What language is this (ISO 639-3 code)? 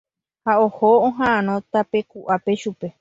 grn